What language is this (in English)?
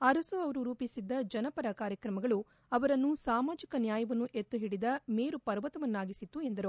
Kannada